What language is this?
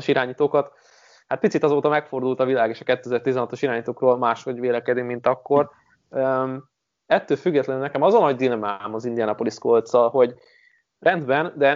Hungarian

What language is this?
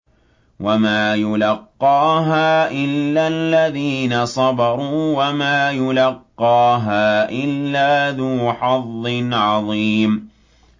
Arabic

